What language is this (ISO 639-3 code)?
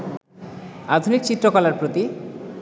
ben